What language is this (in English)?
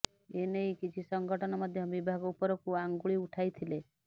Odia